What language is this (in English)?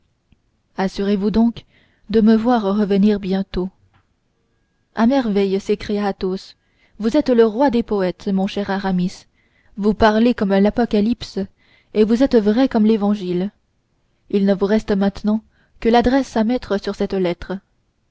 French